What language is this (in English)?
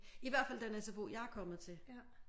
Danish